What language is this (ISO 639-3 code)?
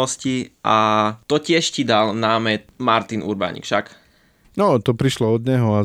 slk